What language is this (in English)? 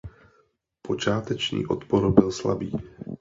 Czech